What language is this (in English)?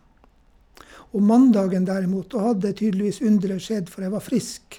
Norwegian